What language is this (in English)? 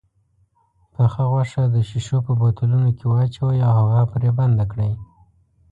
Pashto